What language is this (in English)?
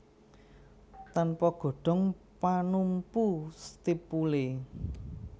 Javanese